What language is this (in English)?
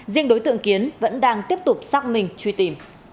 Vietnamese